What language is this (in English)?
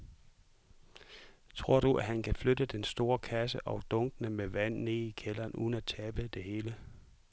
Danish